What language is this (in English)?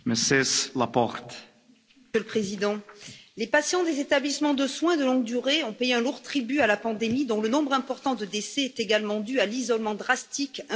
French